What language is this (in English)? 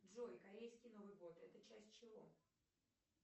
Russian